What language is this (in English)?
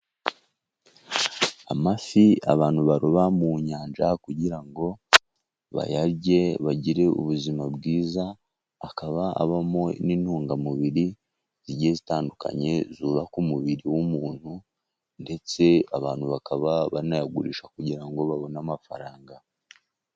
Kinyarwanda